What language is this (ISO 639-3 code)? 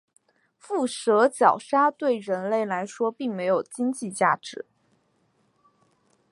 zho